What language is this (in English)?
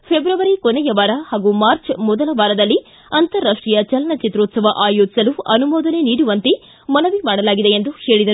Kannada